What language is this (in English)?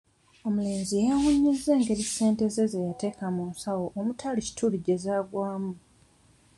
Ganda